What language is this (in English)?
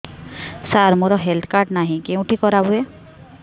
Odia